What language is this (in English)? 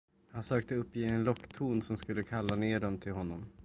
Swedish